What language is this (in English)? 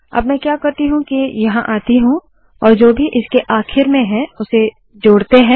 Hindi